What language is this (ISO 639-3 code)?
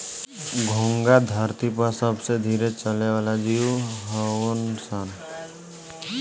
bho